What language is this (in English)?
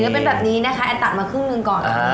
Thai